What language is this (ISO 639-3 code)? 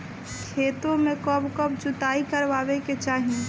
bho